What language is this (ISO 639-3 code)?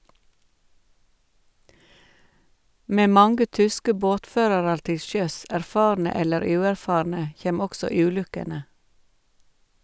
nor